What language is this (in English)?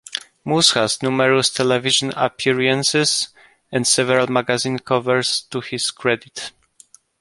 English